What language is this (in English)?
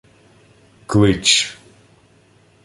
Ukrainian